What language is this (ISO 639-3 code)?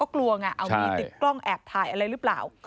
tha